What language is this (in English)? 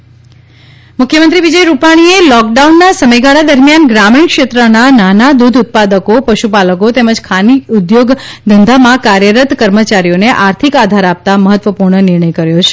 Gujarati